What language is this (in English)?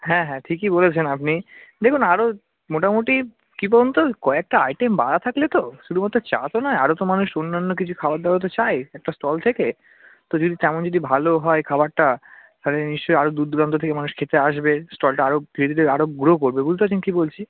Bangla